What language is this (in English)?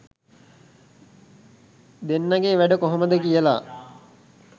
Sinhala